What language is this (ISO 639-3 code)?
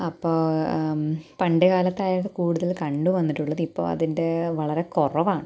mal